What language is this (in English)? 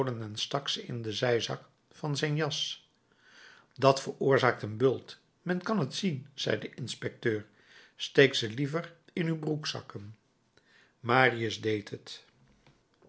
Dutch